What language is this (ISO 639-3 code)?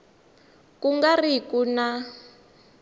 tso